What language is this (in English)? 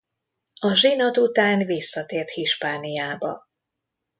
Hungarian